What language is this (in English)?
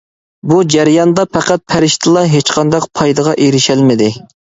Uyghur